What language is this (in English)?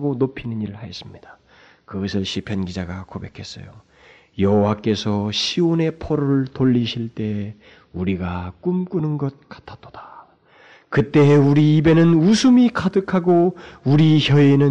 Korean